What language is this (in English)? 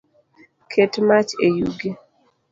Luo (Kenya and Tanzania)